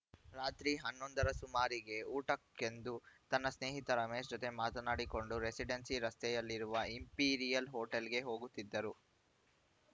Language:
Kannada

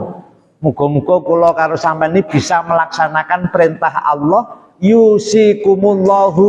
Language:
Indonesian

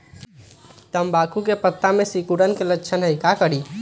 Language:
Magahi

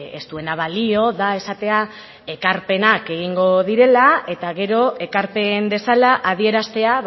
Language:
Basque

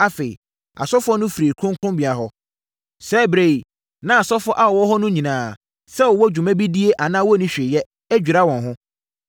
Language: Akan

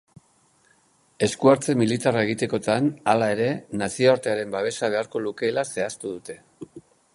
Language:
Basque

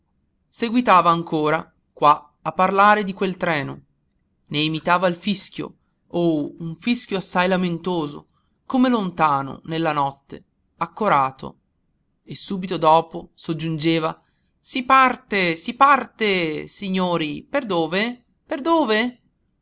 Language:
Italian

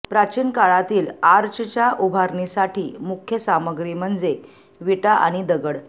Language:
Marathi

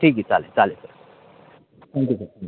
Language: Marathi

